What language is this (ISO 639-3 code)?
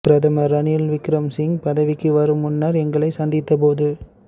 tam